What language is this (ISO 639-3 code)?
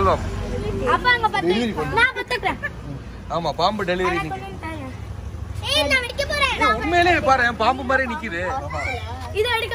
ara